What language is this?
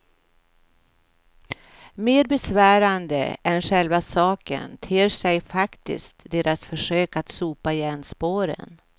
Swedish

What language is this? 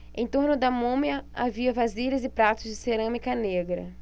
Portuguese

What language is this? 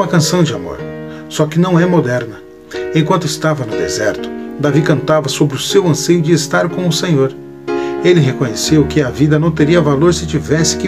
Portuguese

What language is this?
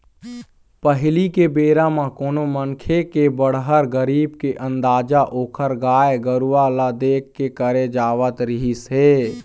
Chhattisgarhi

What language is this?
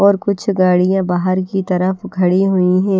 Hindi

